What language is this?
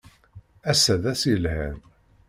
Kabyle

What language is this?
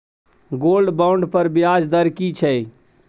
Maithili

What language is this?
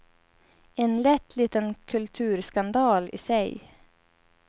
Swedish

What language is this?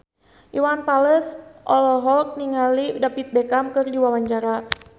Sundanese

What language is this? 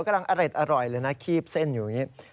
Thai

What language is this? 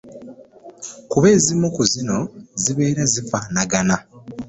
Ganda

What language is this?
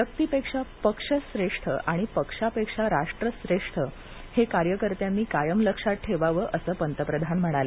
Marathi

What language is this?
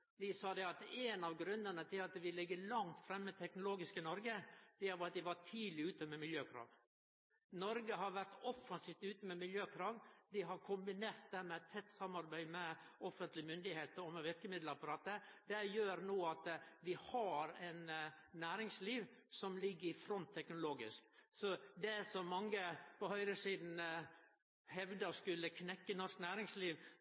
Norwegian Nynorsk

